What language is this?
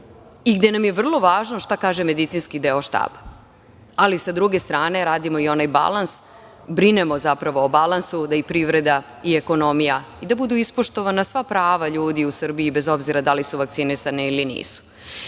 Serbian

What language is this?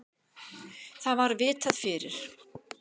Icelandic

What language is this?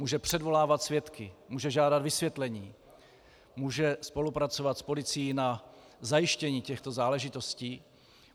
Czech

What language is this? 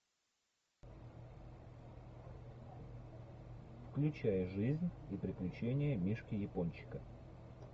Russian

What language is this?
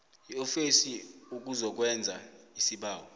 South Ndebele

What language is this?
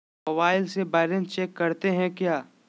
Magahi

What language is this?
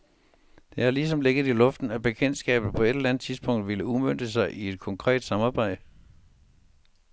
Danish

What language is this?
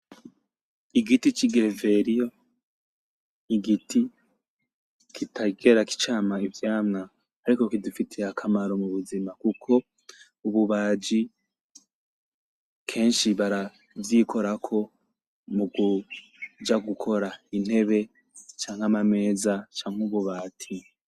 Rundi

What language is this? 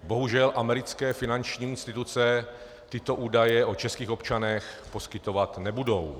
Czech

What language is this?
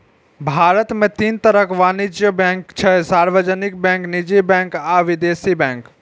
Maithili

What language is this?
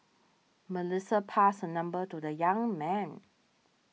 English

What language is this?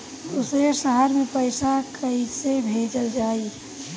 Bhojpuri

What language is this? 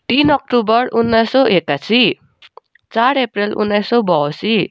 Nepali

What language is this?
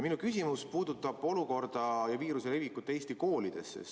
Estonian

